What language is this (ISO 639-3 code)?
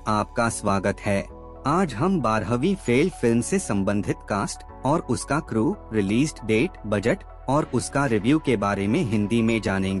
hin